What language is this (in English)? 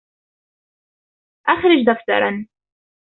Arabic